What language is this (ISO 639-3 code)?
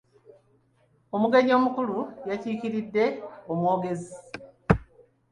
lug